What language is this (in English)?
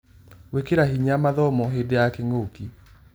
Kikuyu